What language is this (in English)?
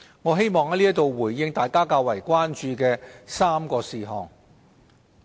Cantonese